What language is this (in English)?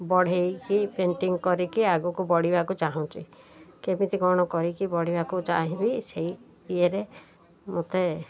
Odia